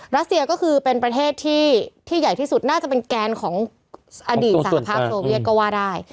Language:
Thai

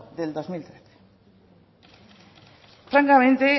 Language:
Spanish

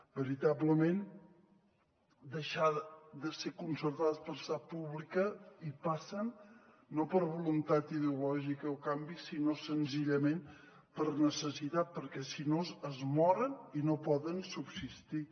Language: Catalan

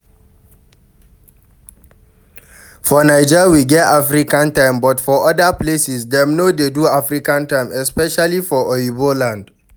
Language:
Nigerian Pidgin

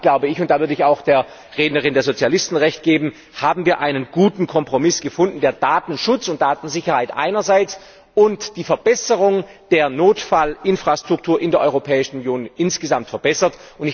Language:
German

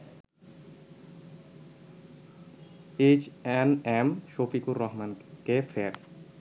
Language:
Bangla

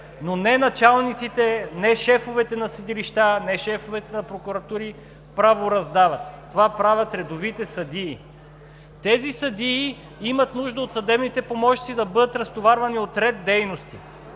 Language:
Bulgarian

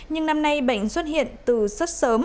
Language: Vietnamese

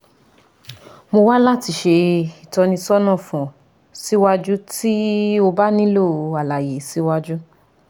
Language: Yoruba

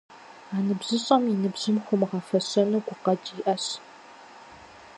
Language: Kabardian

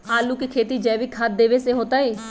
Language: Magahi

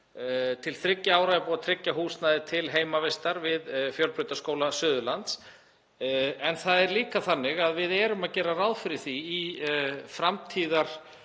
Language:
Icelandic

